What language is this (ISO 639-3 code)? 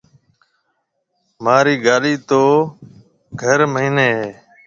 mve